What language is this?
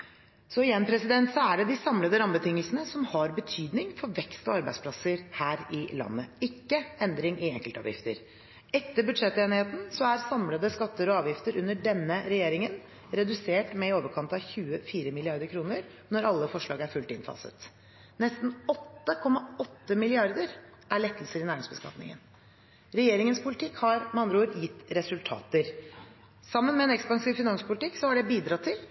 Norwegian Bokmål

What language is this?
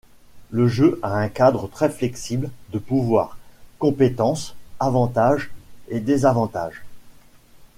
French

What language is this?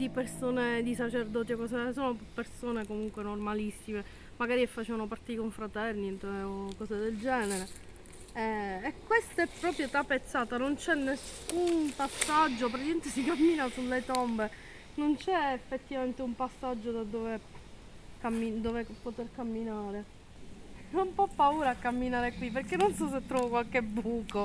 Italian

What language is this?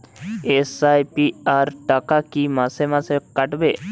Bangla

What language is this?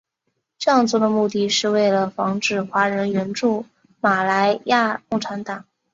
Chinese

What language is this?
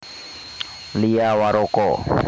Javanese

